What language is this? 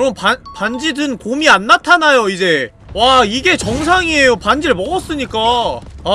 Korean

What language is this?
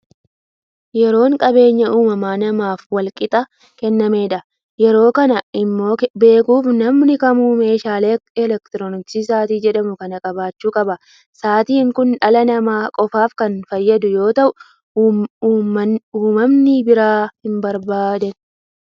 Oromo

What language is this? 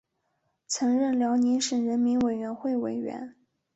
Chinese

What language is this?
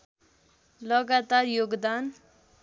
Nepali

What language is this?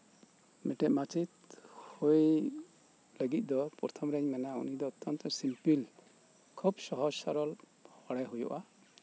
Santali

